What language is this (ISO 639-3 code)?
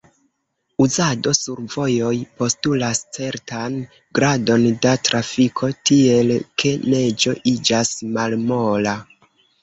epo